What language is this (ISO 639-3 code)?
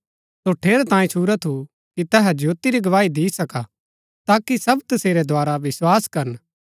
gbk